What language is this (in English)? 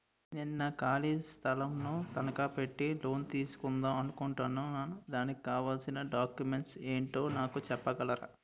Telugu